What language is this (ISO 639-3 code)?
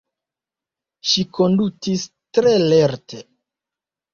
epo